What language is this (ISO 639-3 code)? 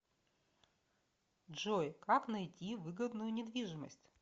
rus